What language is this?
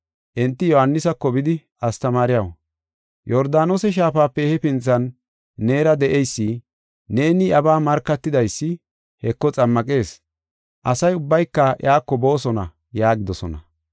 Gofa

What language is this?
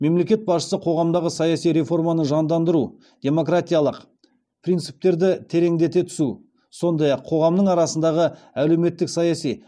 Kazakh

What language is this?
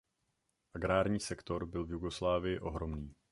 Czech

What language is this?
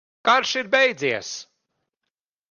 Latvian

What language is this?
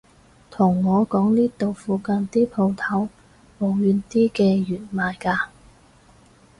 Cantonese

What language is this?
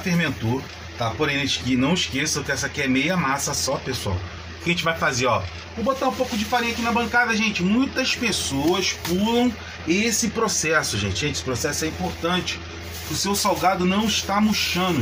Portuguese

